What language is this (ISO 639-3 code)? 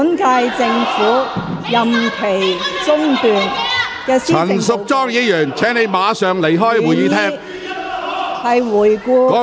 yue